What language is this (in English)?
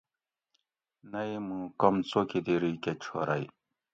Gawri